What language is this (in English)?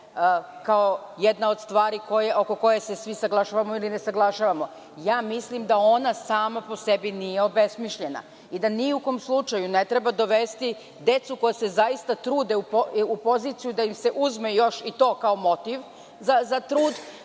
Serbian